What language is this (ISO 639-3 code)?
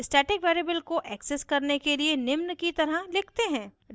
hin